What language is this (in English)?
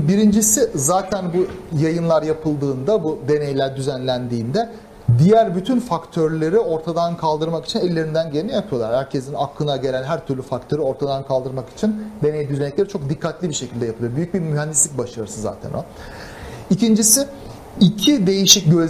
Turkish